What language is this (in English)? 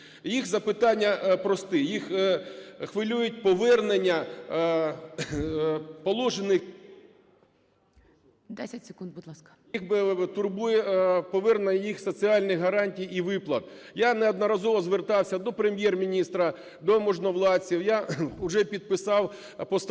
Ukrainian